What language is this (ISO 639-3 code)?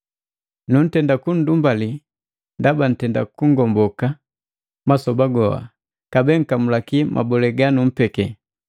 mgv